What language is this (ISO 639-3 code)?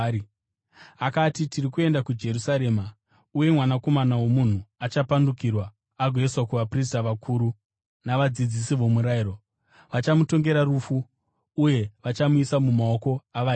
sna